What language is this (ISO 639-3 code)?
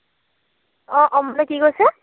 asm